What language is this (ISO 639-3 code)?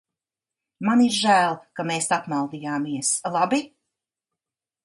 lav